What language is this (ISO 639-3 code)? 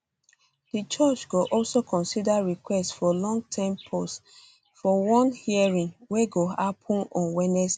pcm